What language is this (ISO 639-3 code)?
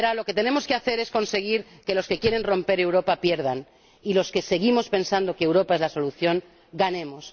spa